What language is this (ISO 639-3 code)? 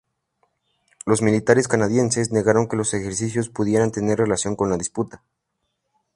spa